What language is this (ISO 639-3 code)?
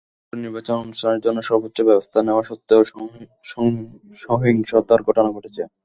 ben